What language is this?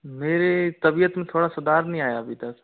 Hindi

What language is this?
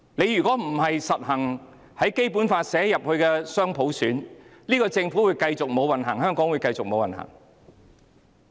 Cantonese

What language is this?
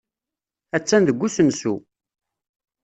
Kabyle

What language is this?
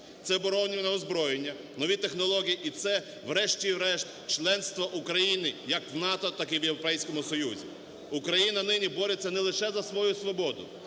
Ukrainian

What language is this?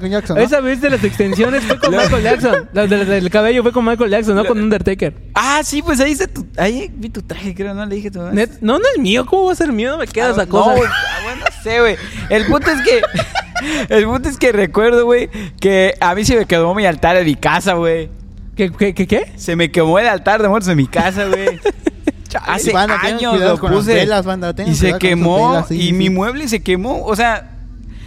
Spanish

